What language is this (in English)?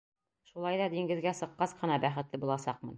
Bashkir